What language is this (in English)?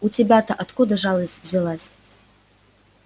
Russian